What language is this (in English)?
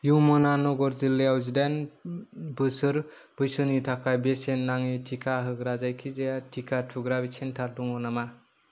Bodo